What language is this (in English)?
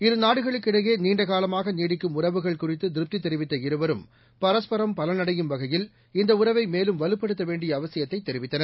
Tamil